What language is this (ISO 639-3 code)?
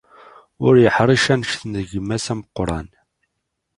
kab